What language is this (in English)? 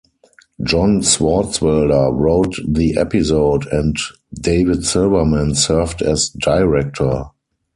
English